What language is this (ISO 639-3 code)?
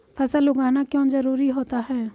hin